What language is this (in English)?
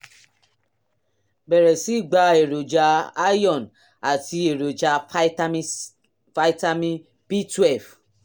Yoruba